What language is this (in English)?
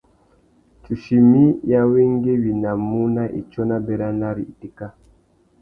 Tuki